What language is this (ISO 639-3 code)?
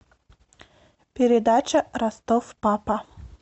rus